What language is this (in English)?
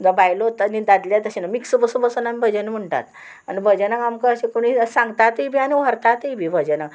Konkani